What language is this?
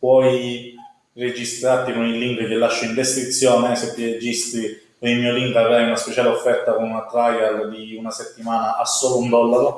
Italian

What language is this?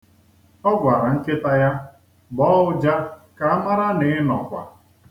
Igbo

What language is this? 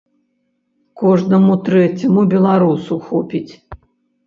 Belarusian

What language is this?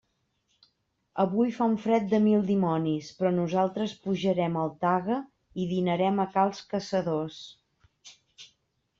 Catalan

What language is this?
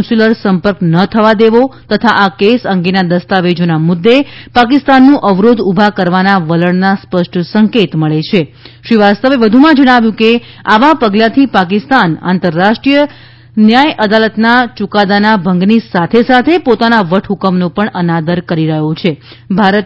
Gujarati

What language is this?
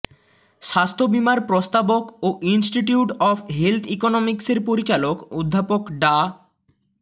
Bangla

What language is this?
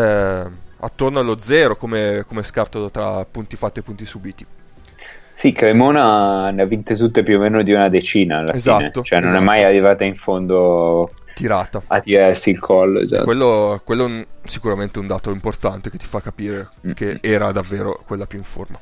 Italian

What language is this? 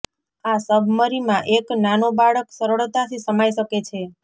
Gujarati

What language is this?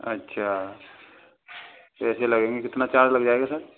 Hindi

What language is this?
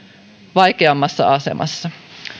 Finnish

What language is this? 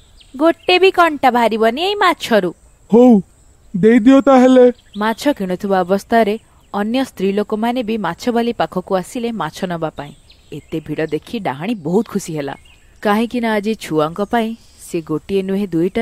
Hindi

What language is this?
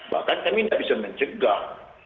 Indonesian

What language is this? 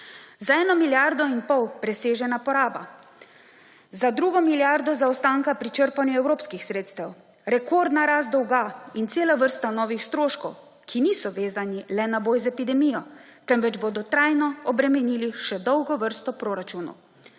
Slovenian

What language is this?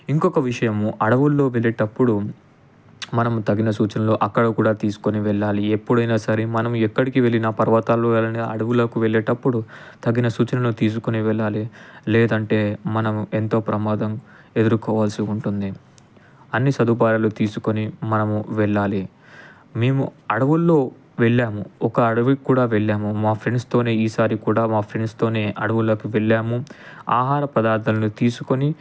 Telugu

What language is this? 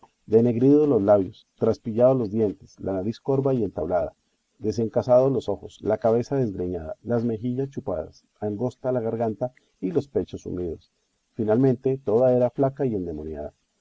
Spanish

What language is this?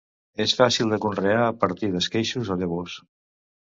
Catalan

